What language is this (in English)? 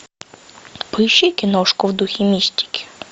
Russian